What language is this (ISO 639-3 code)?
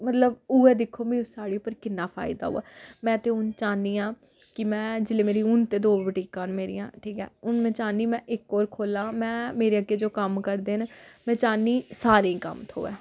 doi